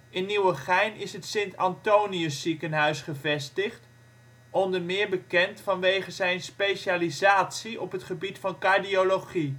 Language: Dutch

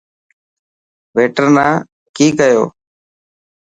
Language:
Dhatki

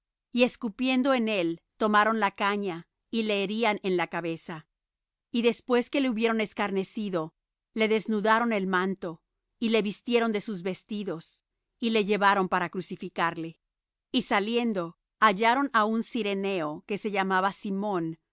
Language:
Spanish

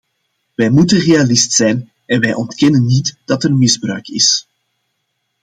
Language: Dutch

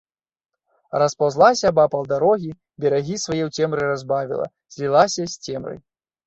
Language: Belarusian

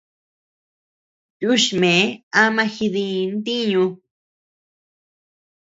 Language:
Tepeuxila Cuicatec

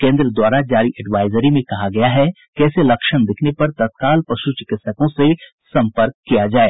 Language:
Hindi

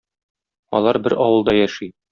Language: Tatar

